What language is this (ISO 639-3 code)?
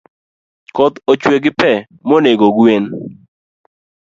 luo